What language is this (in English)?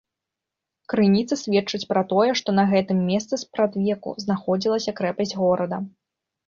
Belarusian